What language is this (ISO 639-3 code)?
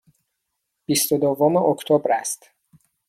fas